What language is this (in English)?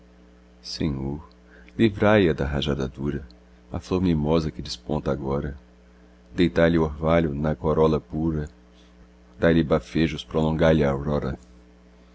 Portuguese